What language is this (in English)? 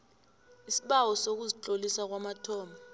South Ndebele